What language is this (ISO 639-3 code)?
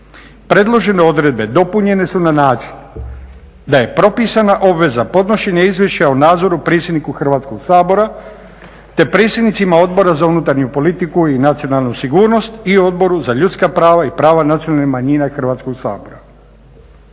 hrv